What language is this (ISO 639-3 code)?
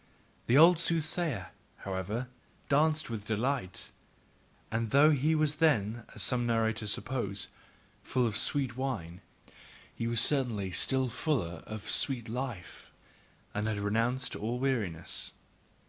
eng